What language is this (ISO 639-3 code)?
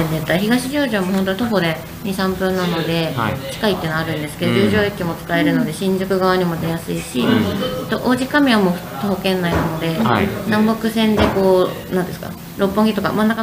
jpn